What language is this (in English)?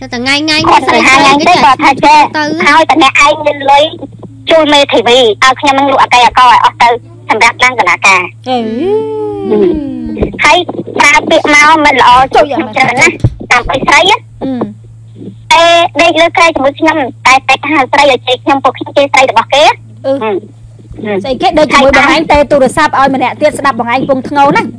Thai